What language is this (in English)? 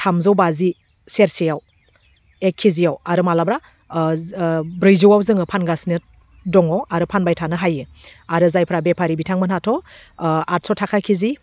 Bodo